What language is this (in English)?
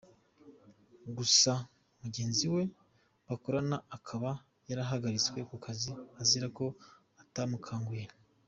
Kinyarwanda